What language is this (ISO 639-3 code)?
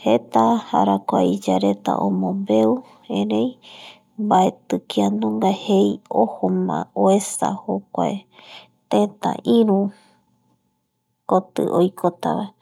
gui